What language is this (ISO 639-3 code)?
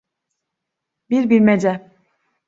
tur